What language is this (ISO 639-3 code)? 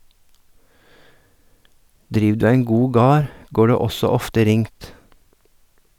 nor